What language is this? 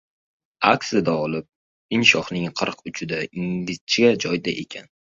Uzbek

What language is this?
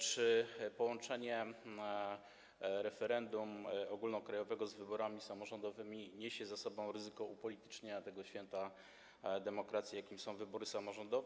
Polish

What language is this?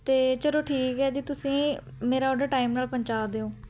Punjabi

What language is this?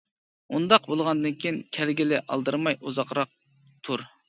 Uyghur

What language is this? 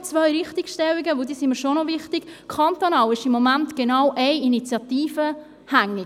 Swiss German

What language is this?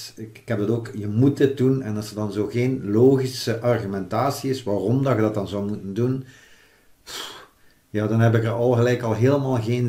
Dutch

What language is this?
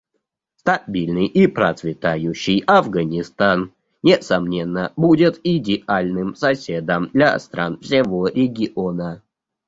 Russian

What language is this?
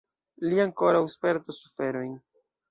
Esperanto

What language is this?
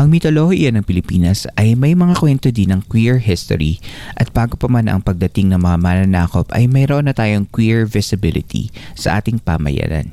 Filipino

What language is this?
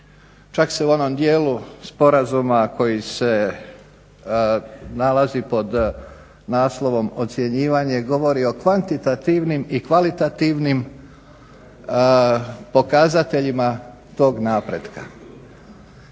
Croatian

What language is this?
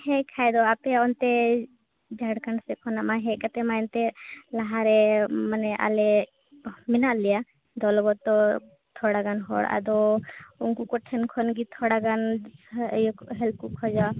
Santali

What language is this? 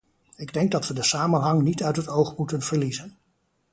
Dutch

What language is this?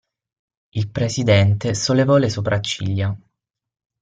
Italian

